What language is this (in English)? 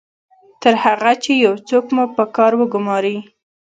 Pashto